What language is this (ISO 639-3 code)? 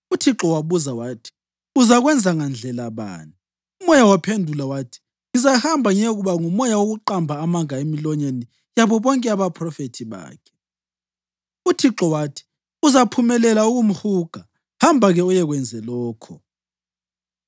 nde